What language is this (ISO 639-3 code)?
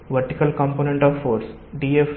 tel